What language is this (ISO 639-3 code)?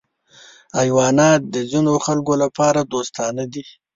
pus